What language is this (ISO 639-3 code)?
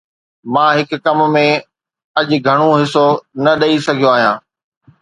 snd